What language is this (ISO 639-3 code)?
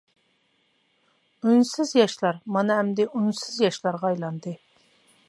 uig